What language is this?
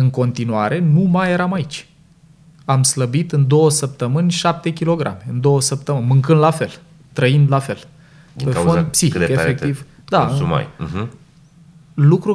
Romanian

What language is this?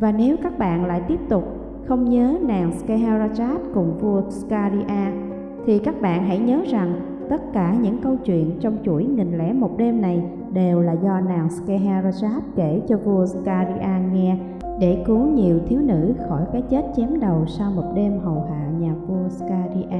Vietnamese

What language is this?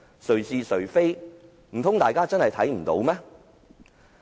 Cantonese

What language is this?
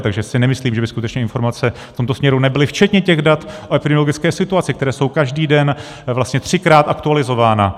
Czech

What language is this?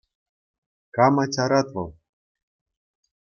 Chuvash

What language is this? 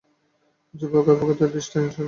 Bangla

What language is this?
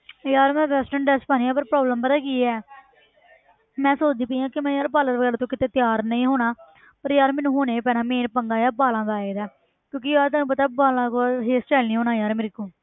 Punjabi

